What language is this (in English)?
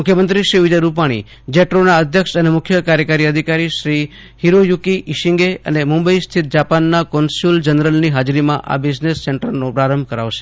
Gujarati